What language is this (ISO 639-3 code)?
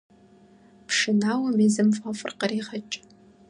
kbd